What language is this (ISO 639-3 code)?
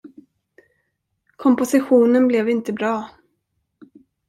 swe